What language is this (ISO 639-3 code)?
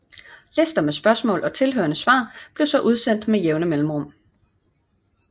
dan